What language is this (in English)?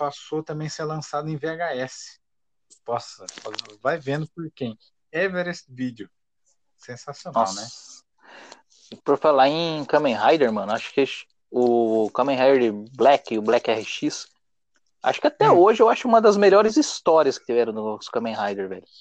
Portuguese